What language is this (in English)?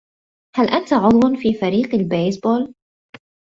Arabic